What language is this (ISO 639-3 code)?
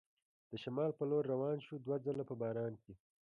pus